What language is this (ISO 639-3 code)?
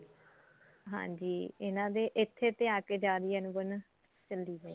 pan